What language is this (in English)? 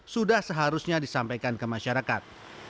Indonesian